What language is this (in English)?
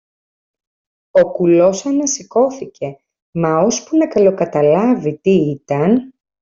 Greek